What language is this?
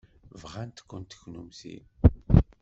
Kabyle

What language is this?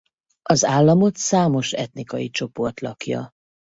Hungarian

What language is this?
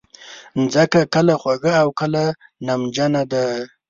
Pashto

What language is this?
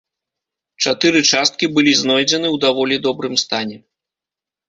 Belarusian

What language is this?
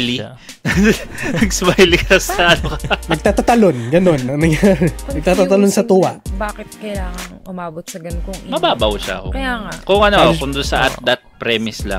Filipino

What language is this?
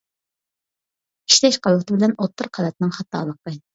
Uyghur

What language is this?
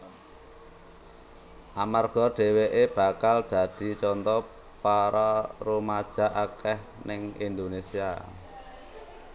Javanese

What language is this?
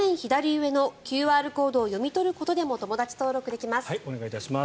Japanese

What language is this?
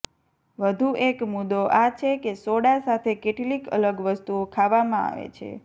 Gujarati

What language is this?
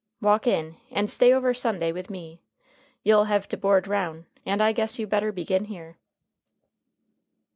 English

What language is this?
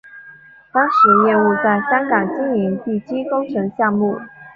Chinese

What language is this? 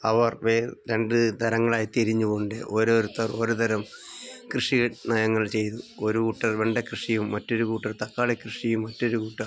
Malayalam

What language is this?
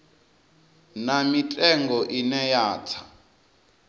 Venda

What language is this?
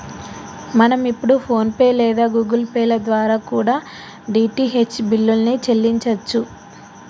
Telugu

